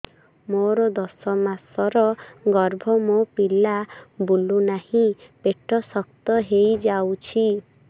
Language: Odia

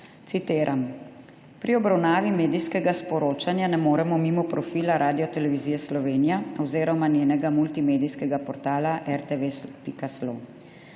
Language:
Slovenian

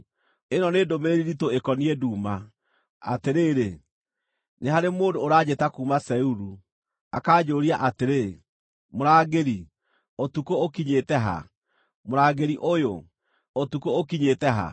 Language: Kikuyu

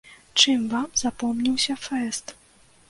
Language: Belarusian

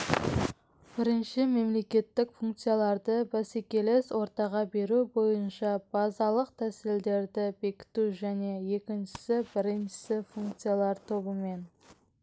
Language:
Kazakh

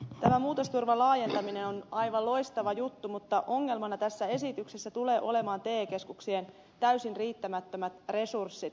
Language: Finnish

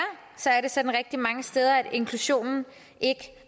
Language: Danish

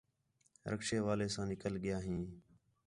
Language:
Khetrani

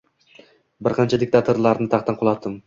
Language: Uzbek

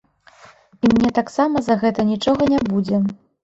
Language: Belarusian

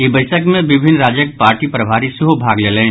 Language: Maithili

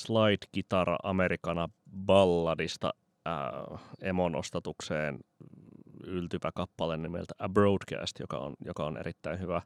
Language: Finnish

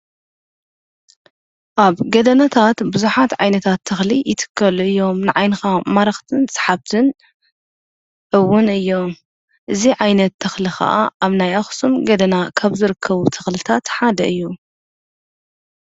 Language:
Tigrinya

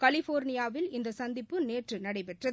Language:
Tamil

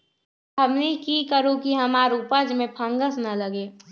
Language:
Magahi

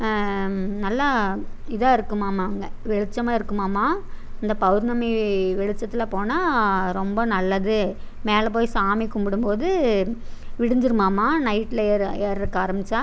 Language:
Tamil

